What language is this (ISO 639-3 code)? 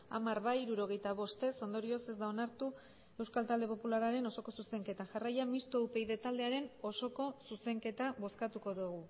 eus